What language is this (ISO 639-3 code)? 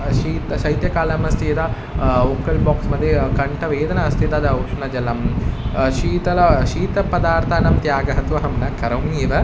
san